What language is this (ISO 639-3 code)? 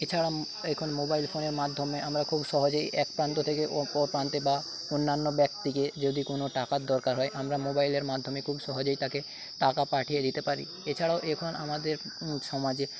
ben